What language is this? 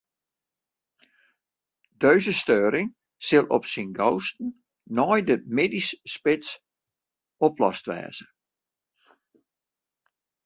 Western Frisian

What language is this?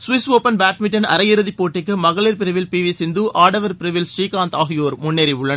Tamil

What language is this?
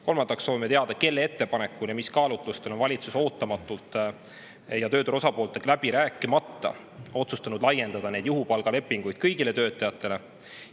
Estonian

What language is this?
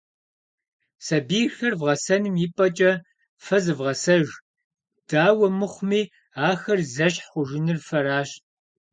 Kabardian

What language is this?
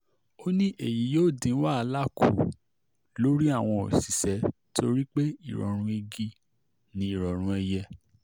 Yoruba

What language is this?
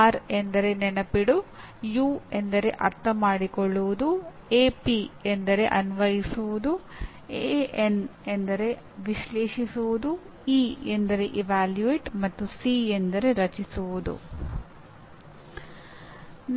Kannada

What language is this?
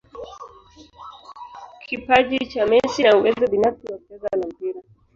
Swahili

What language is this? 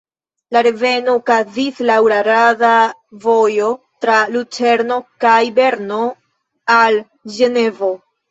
Esperanto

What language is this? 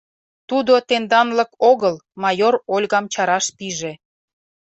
Mari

